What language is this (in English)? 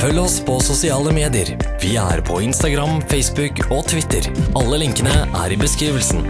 Norwegian